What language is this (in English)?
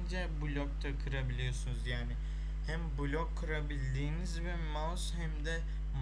Turkish